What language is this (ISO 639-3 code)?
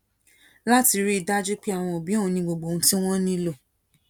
yor